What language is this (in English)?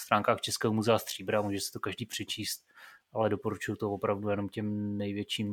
Czech